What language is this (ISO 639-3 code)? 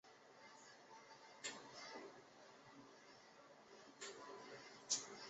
zho